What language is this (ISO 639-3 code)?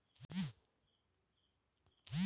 ben